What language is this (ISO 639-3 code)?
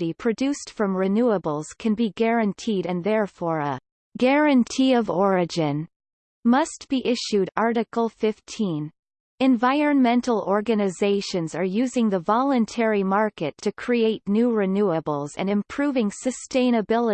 eng